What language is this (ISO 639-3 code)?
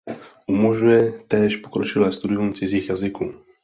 ces